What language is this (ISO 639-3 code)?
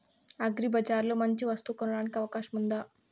tel